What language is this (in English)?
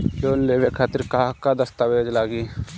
Bhojpuri